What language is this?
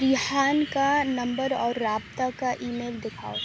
Urdu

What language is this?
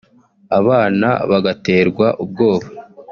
Kinyarwanda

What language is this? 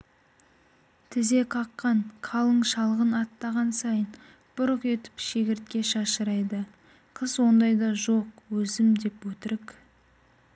Kazakh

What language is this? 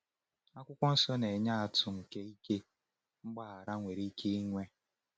Igbo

